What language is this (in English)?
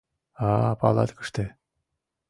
Mari